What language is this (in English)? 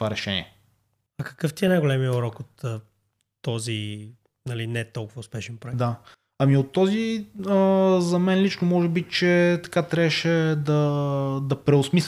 Bulgarian